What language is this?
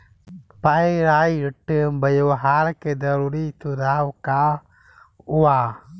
Bhojpuri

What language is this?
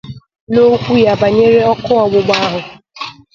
Igbo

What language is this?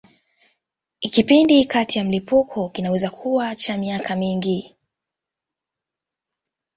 Swahili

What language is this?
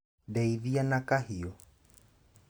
Kikuyu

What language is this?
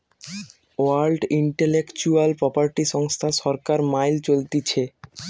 Bangla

